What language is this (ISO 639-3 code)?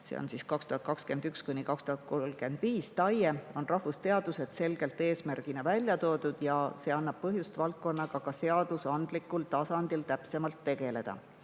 est